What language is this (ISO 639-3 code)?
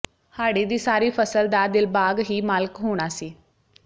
pan